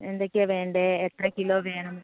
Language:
Malayalam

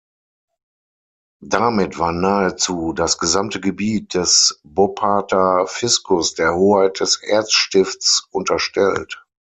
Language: German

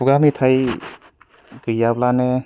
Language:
Bodo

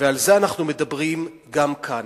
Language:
Hebrew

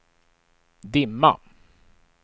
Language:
Swedish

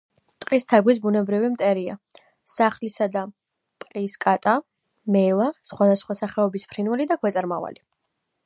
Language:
Georgian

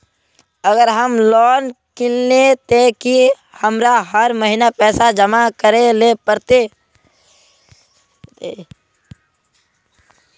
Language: Magahi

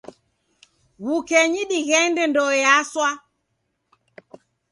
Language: Taita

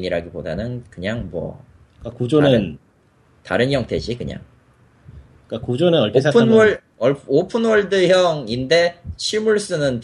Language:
Korean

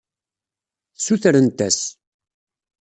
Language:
Kabyle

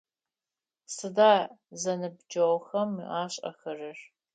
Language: Adyghe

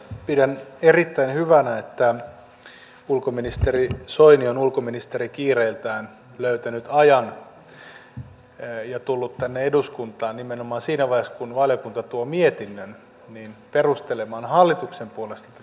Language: Finnish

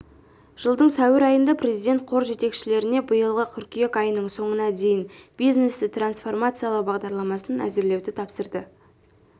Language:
Kazakh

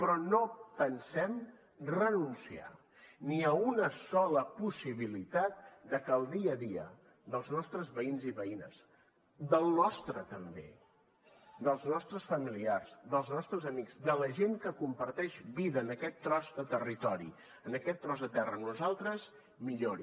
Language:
Catalan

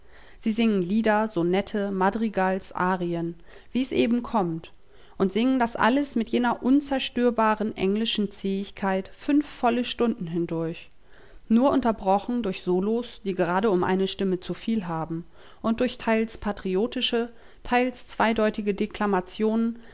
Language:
German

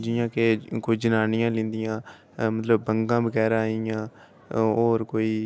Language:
Dogri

